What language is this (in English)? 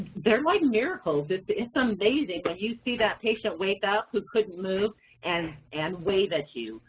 English